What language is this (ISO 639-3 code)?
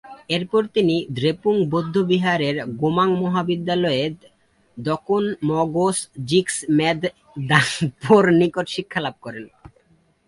ben